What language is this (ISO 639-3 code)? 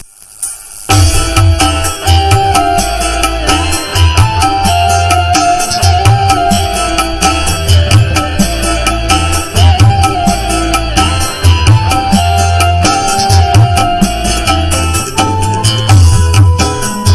ind